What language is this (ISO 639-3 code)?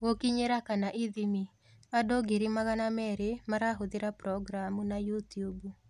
kik